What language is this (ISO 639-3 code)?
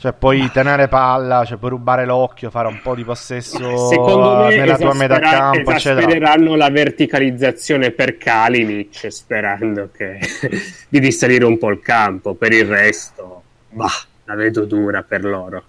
ita